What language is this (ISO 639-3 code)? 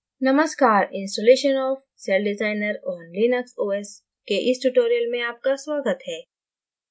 hin